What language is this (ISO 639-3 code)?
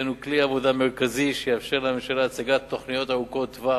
heb